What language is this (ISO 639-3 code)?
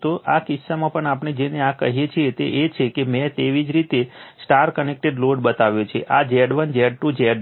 guj